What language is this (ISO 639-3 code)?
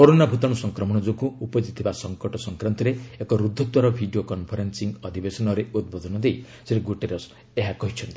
ori